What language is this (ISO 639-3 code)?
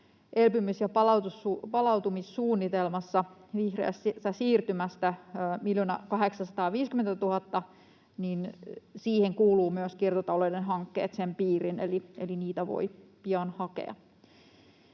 fin